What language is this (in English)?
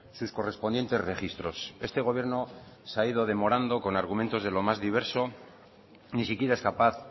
Spanish